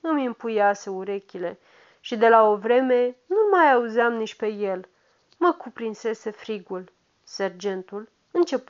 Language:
Romanian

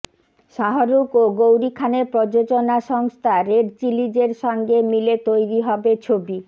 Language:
Bangla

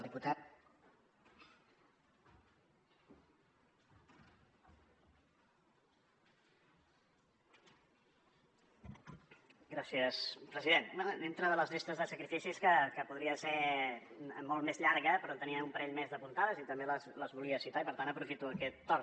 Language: Catalan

